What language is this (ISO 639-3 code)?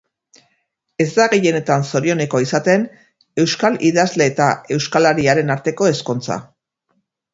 eus